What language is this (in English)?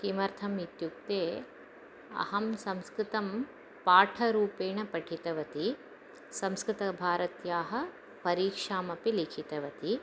Sanskrit